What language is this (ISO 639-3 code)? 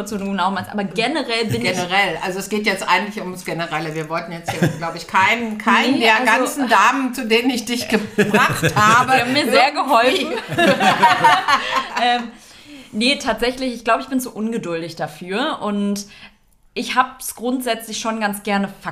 deu